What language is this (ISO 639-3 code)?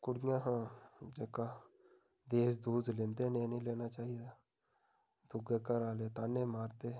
doi